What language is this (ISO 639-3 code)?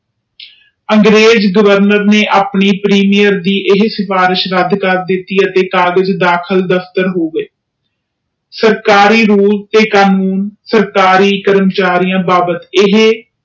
pan